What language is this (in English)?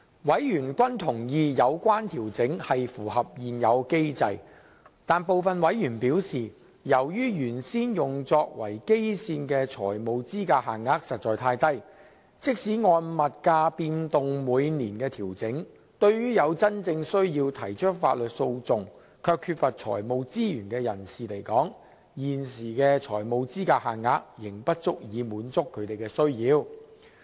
Cantonese